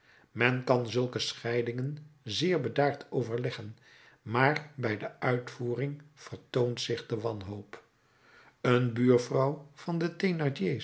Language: Dutch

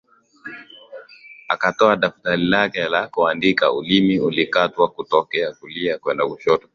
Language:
Swahili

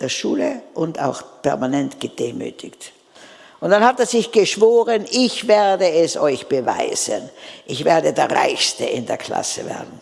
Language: German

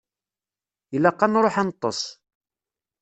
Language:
Kabyle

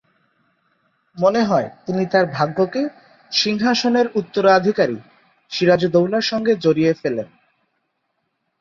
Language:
Bangla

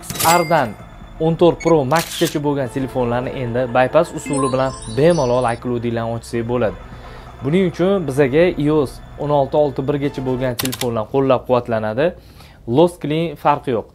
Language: Turkish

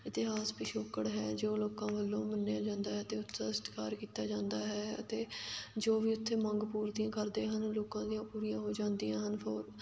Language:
Punjabi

